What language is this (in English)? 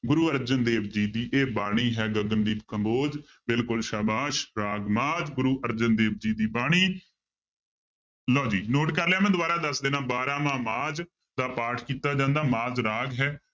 Punjabi